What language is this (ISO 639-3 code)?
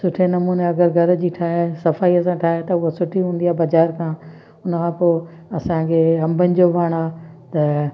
snd